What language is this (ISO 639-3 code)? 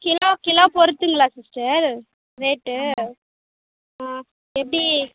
tam